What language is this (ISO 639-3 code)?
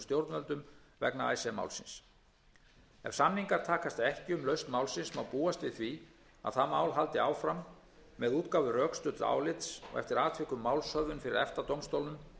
isl